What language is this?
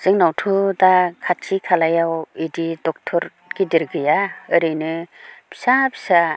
Bodo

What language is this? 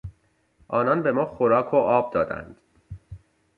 Persian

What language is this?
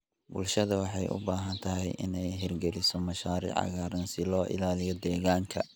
Somali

